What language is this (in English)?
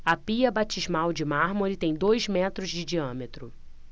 Portuguese